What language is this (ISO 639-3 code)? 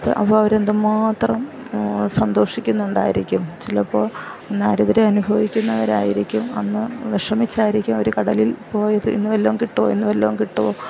mal